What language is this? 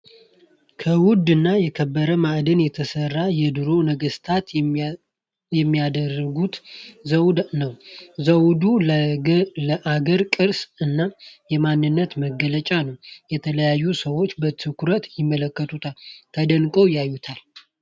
Amharic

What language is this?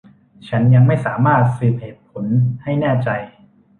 Thai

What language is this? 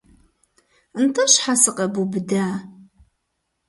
Kabardian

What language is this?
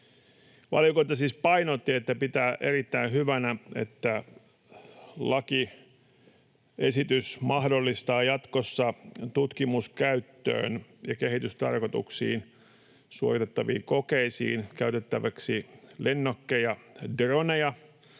Finnish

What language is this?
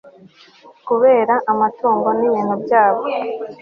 Kinyarwanda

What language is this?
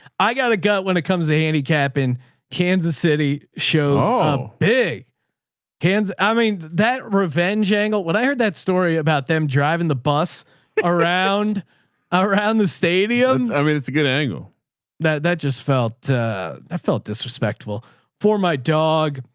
English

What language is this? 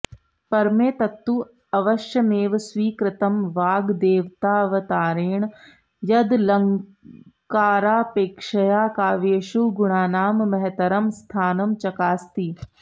Sanskrit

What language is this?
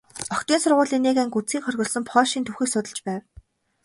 Mongolian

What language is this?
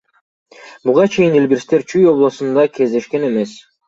Kyrgyz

